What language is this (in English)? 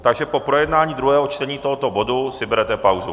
Czech